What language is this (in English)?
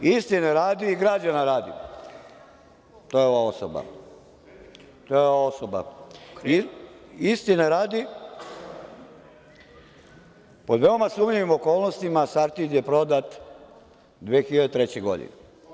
Serbian